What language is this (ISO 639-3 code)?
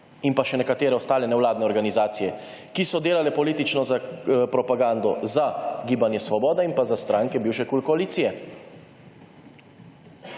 slv